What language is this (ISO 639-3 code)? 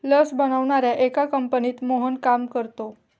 mar